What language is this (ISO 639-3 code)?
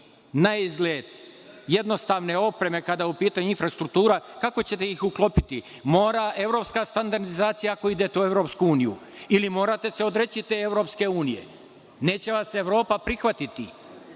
srp